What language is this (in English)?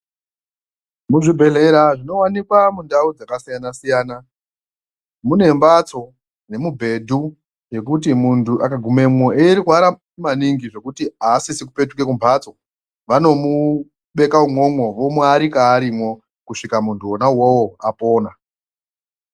Ndau